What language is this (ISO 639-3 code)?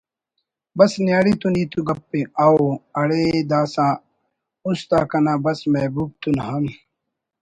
brh